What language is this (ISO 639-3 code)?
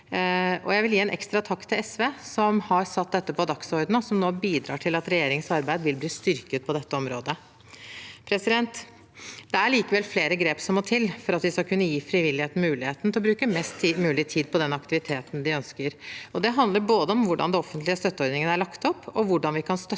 nor